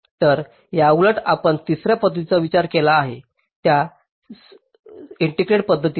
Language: Marathi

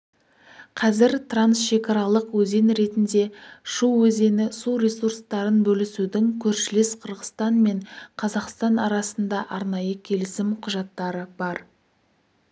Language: Kazakh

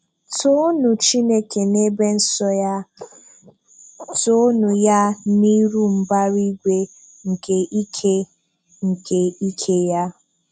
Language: Igbo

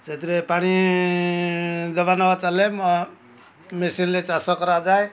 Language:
Odia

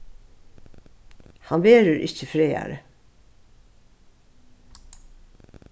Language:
Faroese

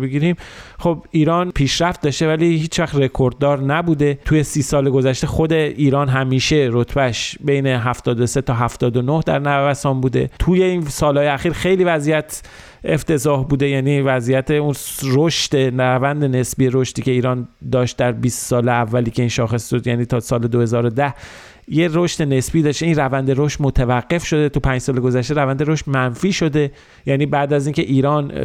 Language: Persian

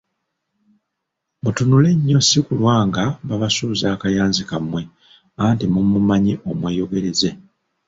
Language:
Ganda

